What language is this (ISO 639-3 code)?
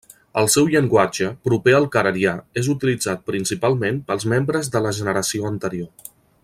cat